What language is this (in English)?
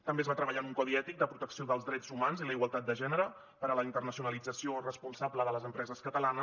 Catalan